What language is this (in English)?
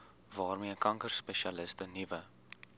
Afrikaans